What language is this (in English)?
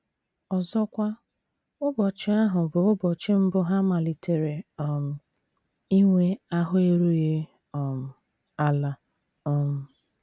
Igbo